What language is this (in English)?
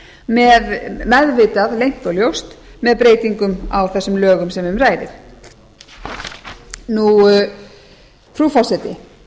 Icelandic